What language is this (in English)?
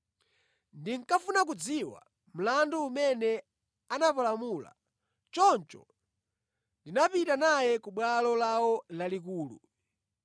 Nyanja